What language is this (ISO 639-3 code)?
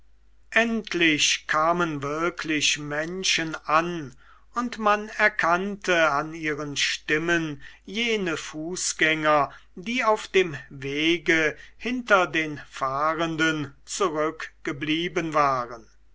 deu